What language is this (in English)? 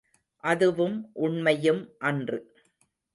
Tamil